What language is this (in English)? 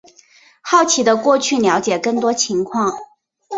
Chinese